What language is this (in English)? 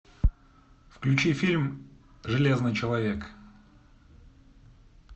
Russian